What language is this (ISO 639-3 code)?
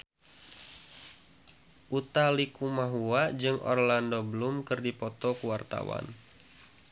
sun